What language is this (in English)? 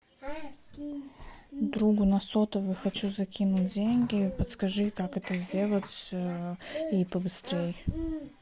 Russian